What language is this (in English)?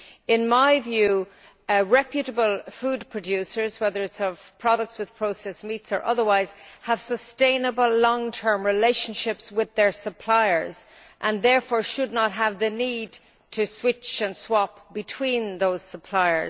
English